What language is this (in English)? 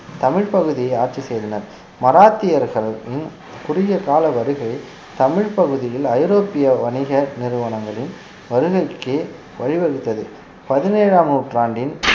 Tamil